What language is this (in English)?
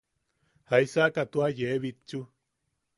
Yaqui